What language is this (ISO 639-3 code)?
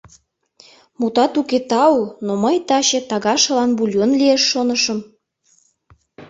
chm